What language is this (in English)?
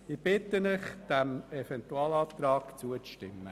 Swiss German